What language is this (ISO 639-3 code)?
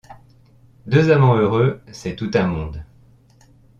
fra